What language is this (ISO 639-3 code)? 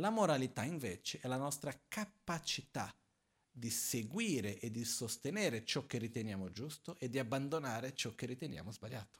ita